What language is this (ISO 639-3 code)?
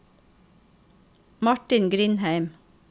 nor